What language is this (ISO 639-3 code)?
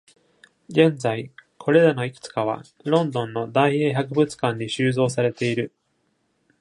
jpn